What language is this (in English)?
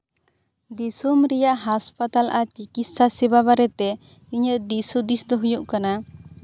Santali